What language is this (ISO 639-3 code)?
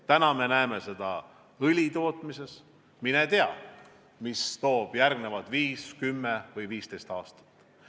est